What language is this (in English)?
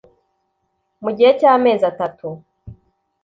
Kinyarwanda